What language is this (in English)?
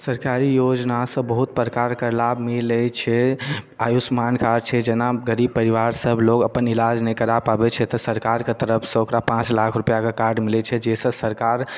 Maithili